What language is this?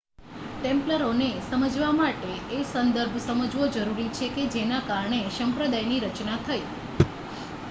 Gujarati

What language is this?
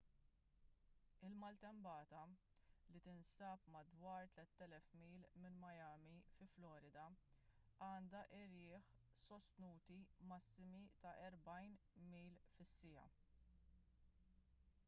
Maltese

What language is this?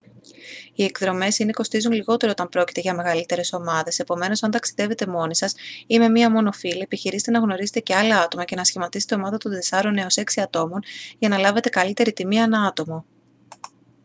Greek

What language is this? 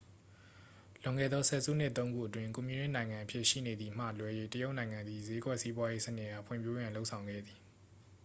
Burmese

